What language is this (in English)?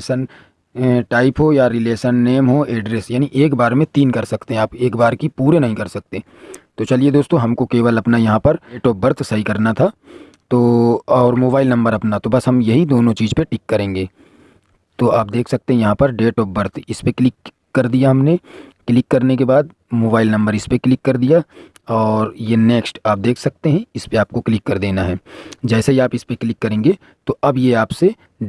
Hindi